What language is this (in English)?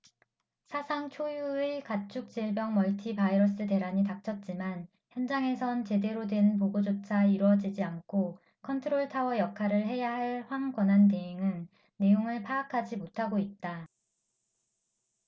Korean